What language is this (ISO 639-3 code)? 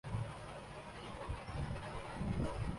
urd